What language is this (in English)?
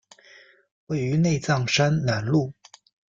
Chinese